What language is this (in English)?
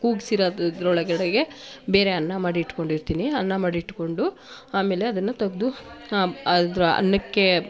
Kannada